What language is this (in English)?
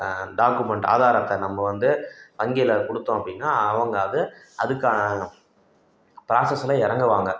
Tamil